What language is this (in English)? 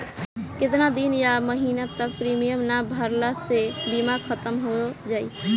Bhojpuri